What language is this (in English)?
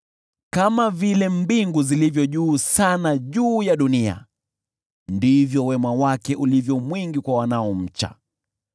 Swahili